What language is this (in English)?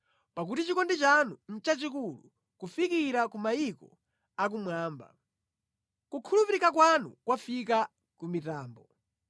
Nyanja